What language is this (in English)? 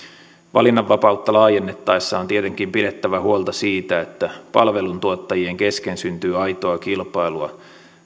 Finnish